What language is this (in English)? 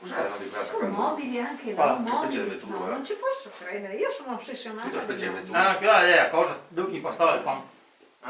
Italian